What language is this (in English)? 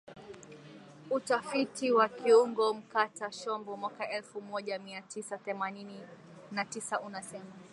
Swahili